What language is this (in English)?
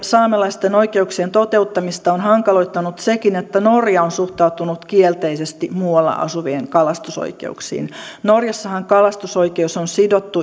Finnish